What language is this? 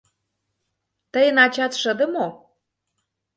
Mari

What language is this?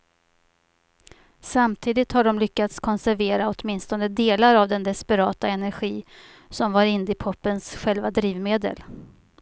Swedish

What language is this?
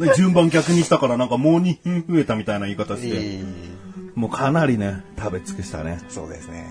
Japanese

